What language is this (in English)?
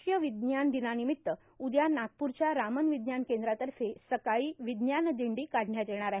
Marathi